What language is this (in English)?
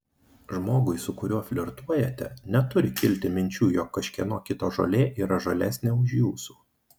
Lithuanian